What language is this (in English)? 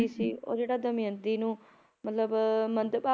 Punjabi